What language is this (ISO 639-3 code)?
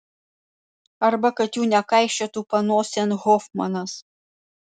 lit